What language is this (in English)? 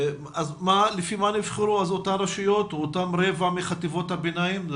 Hebrew